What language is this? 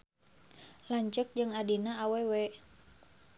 Sundanese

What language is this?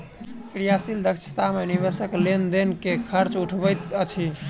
Maithili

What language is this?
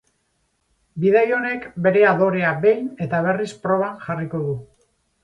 Basque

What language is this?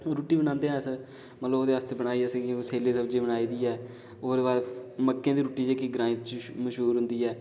Dogri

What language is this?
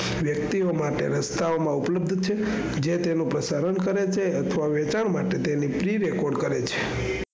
Gujarati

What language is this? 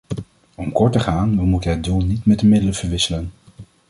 Dutch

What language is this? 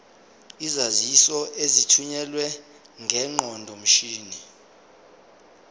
Zulu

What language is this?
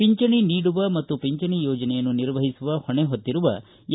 Kannada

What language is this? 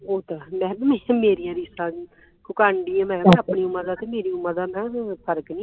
Punjabi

